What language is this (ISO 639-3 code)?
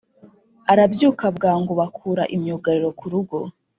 kin